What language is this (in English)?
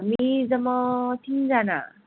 Nepali